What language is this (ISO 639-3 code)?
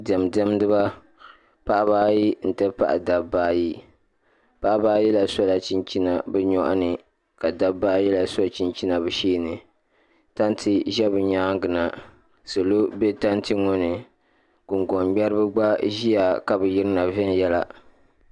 dag